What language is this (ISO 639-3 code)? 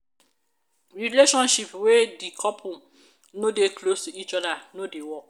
pcm